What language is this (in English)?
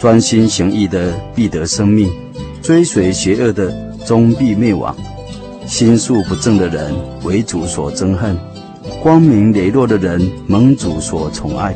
Chinese